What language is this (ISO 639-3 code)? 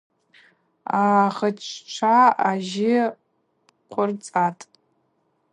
abq